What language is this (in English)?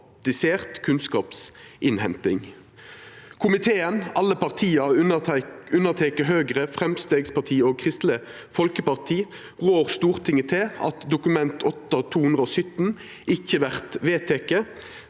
Norwegian